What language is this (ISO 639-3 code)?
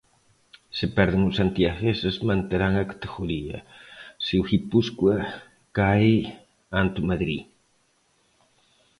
glg